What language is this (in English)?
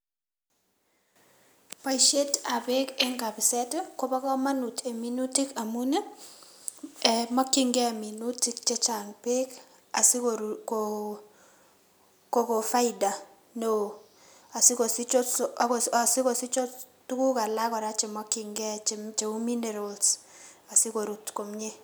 Kalenjin